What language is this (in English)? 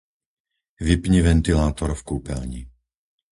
Slovak